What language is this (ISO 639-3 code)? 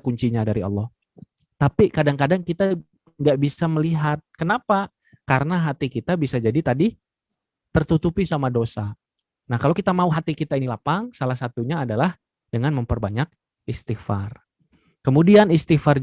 ind